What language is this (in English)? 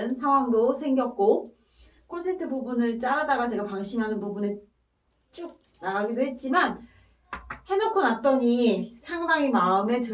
Korean